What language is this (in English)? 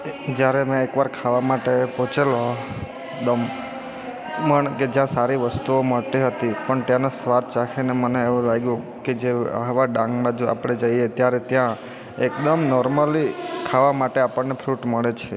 Gujarati